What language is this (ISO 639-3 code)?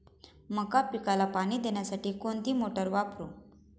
mar